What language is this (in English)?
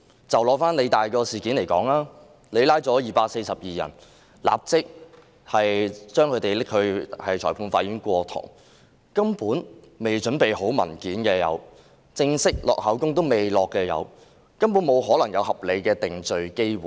Cantonese